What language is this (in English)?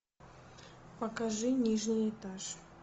Russian